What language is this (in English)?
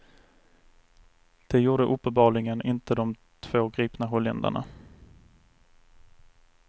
Swedish